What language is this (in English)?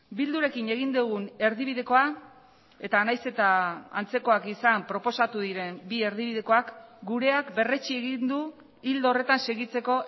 Basque